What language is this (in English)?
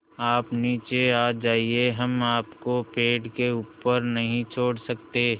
Hindi